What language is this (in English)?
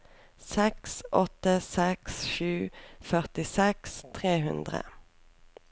Norwegian